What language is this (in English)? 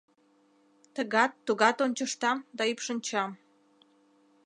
Mari